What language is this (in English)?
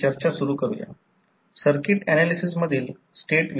Marathi